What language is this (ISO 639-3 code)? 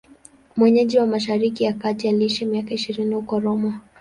swa